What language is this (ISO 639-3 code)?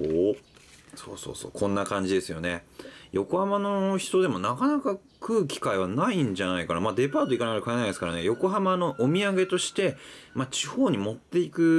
jpn